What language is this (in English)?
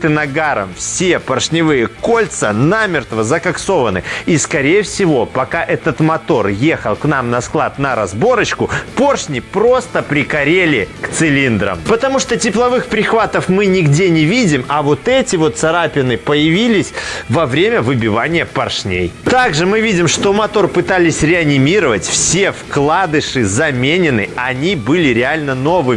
Russian